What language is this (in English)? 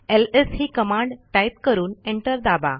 Marathi